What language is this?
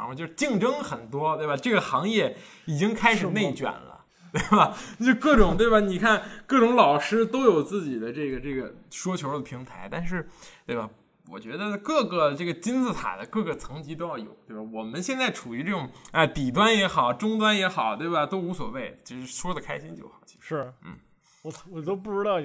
Chinese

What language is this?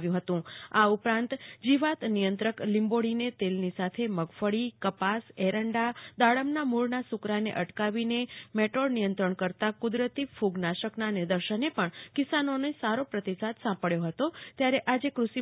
Gujarati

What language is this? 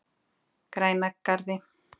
Icelandic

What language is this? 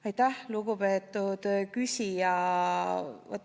Estonian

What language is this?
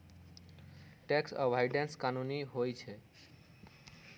Magahi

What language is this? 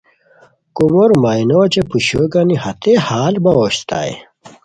Khowar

